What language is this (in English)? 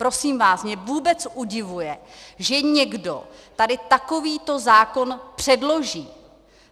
Czech